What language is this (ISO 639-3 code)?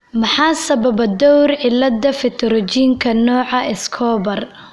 som